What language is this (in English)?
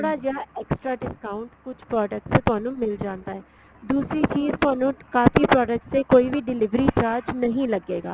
Punjabi